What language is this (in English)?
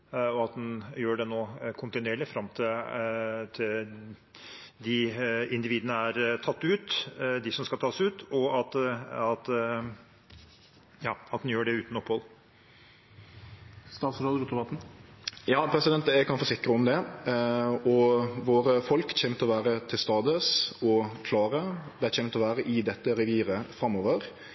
Norwegian